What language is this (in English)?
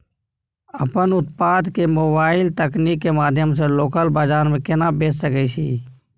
Maithili